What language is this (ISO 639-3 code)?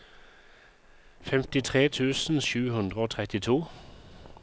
nor